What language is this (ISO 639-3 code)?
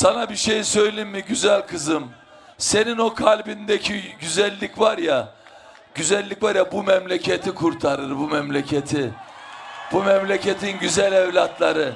tur